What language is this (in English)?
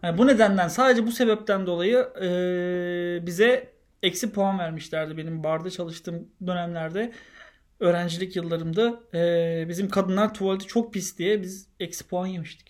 Turkish